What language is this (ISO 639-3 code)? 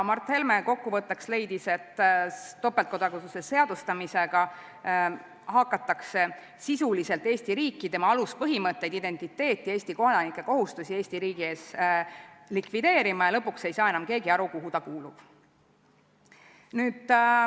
est